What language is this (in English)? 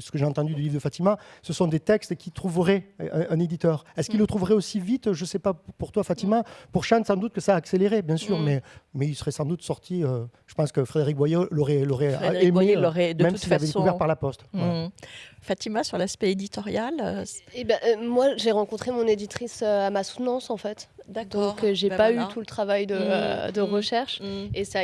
French